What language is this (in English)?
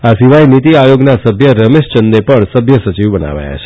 Gujarati